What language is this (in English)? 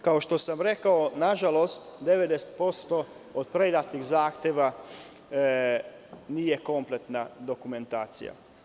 Serbian